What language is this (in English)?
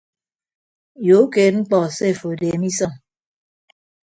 Ibibio